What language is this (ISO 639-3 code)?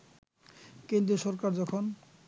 ben